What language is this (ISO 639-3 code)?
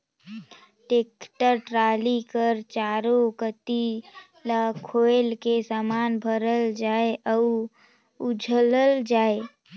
hne